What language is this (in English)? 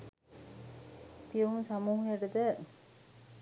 Sinhala